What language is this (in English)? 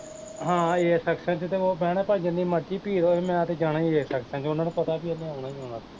Punjabi